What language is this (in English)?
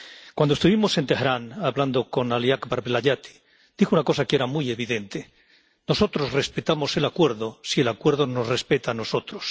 Spanish